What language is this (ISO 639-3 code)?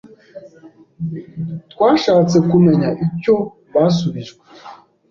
kin